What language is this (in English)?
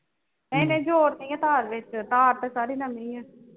Punjabi